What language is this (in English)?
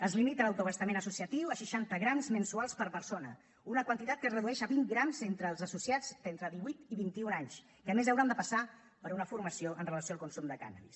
Catalan